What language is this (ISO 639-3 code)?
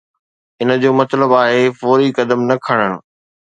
snd